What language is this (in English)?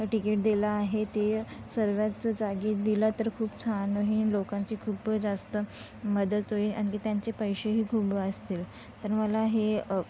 Marathi